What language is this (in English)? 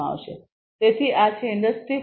Gujarati